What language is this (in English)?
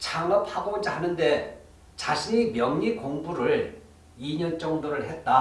Korean